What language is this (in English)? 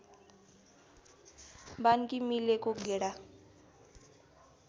Nepali